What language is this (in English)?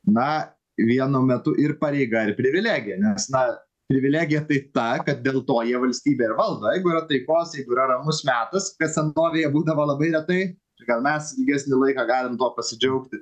Lithuanian